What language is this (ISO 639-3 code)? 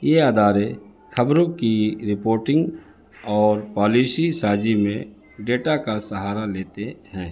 urd